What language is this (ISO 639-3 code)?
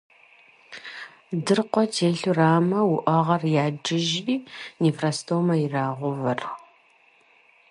kbd